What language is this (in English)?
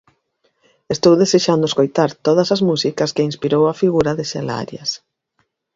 Galician